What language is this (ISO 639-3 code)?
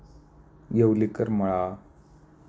mar